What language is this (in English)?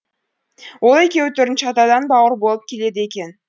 Kazakh